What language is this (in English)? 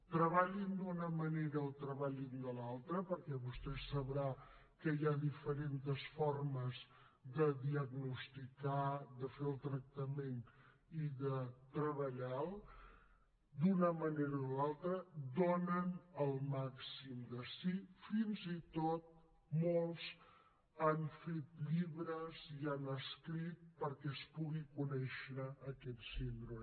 Catalan